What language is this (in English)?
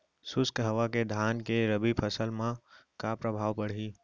Chhattisgarhi